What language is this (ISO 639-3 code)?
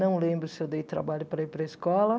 por